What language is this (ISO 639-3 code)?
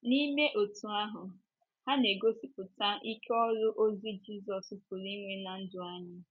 ibo